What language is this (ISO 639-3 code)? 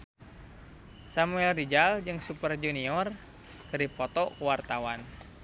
sun